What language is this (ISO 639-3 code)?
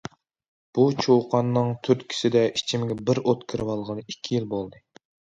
uig